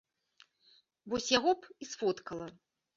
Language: Belarusian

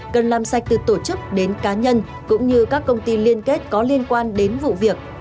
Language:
Vietnamese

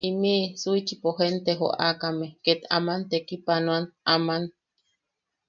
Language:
Yaqui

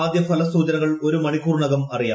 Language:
Malayalam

